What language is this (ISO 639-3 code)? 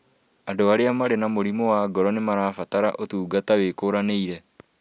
kik